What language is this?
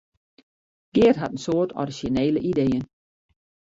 Western Frisian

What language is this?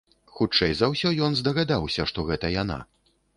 Belarusian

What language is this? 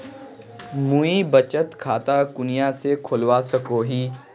Magahi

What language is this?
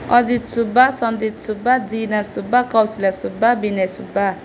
Nepali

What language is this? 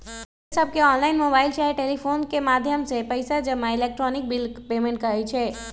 Magahi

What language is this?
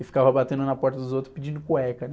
Portuguese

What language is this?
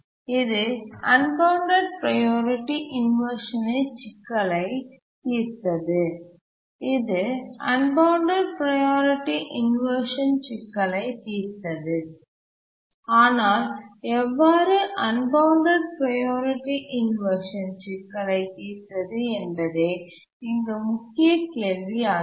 Tamil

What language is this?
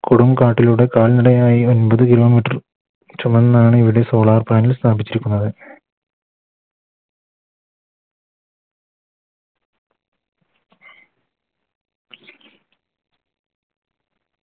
Malayalam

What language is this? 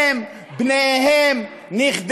Hebrew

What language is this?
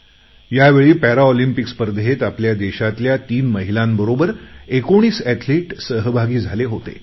Marathi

